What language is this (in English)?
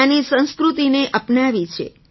Gujarati